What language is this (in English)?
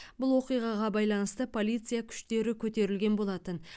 Kazakh